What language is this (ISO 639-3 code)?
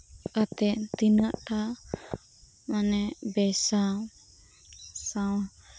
sat